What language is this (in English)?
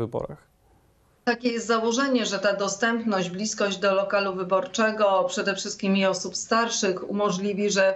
Polish